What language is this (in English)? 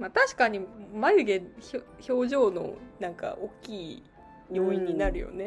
Japanese